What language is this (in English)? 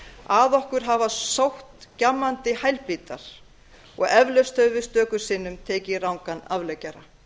Icelandic